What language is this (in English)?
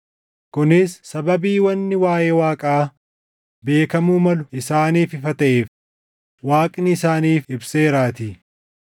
Oromo